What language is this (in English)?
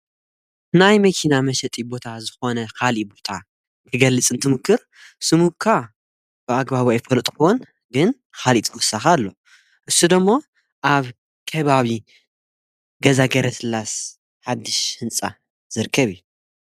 Tigrinya